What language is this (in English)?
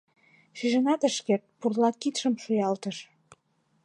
Mari